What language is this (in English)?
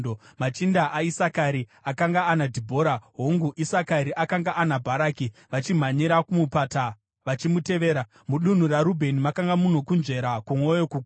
Shona